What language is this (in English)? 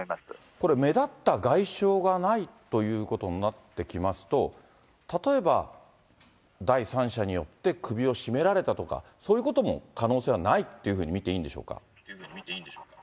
Japanese